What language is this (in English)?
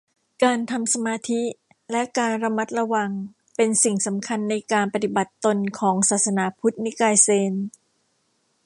Thai